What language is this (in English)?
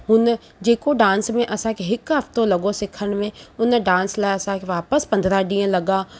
Sindhi